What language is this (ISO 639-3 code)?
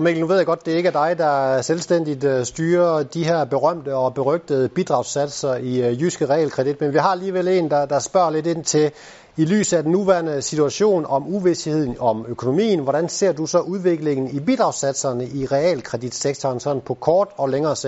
dan